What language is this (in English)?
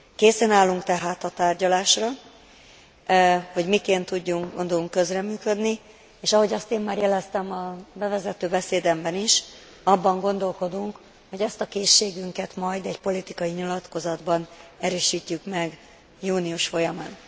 Hungarian